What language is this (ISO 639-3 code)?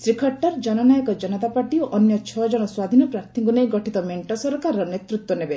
ori